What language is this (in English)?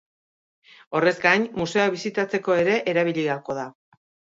Basque